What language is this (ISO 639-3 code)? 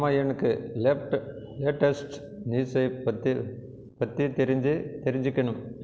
tam